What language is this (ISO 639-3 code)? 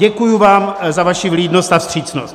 ces